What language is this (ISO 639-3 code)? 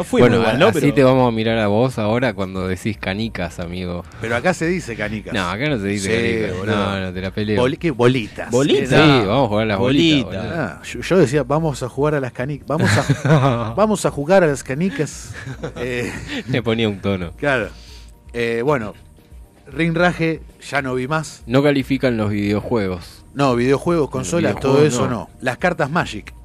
spa